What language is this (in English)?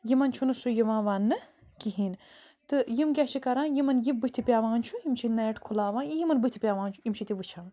Kashmiri